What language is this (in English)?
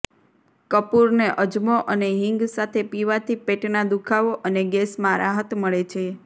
Gujarati